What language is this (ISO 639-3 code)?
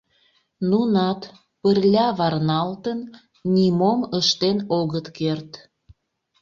chm